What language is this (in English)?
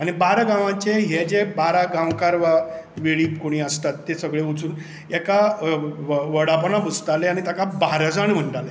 Konkani